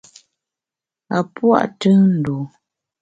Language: Bamun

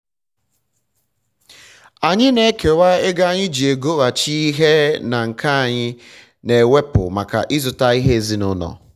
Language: Igbo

